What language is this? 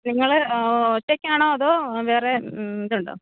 Malayalam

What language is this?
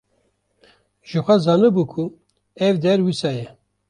Kurdish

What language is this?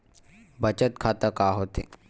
Chhattisgarhi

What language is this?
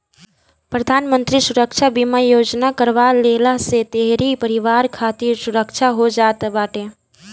Bhojpuri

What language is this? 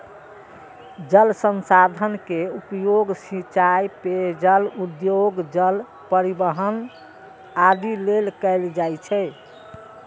Maithili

